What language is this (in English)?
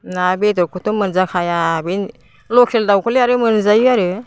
Bodo